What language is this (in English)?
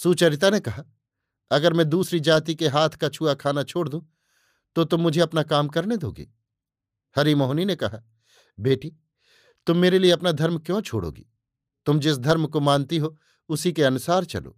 Hindi